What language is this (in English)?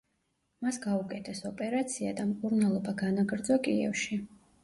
Georgian